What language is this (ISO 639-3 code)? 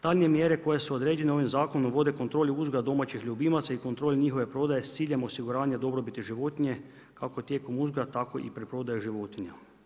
hrv